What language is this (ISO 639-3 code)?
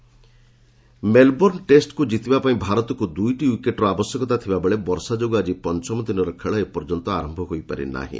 ori